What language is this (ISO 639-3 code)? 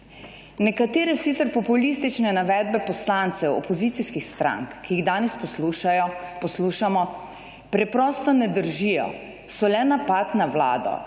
slv